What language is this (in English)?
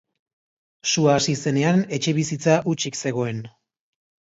Basque